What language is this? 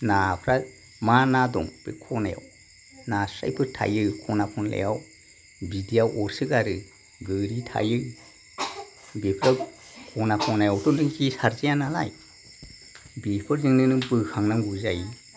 Bodo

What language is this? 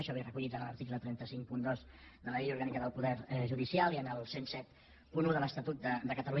Catalan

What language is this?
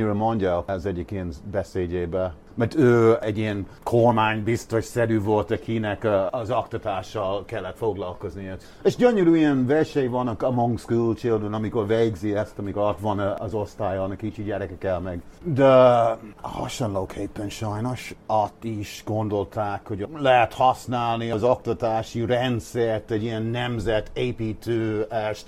Hungarian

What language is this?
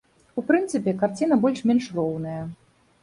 Belarusian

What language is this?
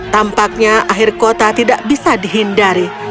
Indonesian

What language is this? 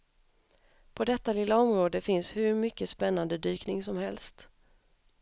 Swedish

